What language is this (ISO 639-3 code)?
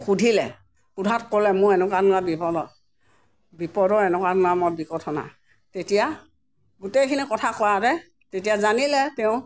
asm